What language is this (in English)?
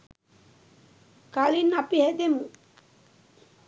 Sinhala